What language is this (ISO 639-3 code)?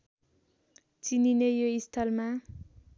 nep